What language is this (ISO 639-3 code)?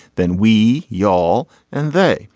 eng